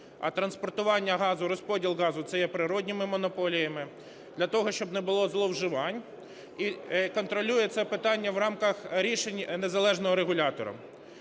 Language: Ukrainian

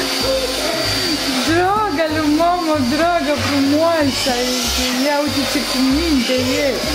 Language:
Romanian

